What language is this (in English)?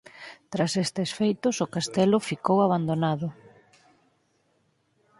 Galician